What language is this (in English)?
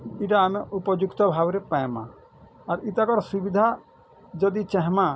Odia